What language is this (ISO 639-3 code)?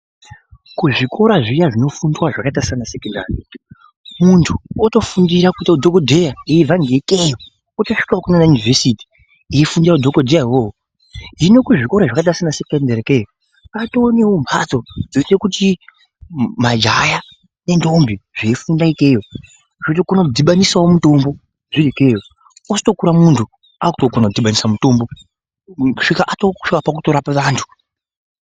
ndc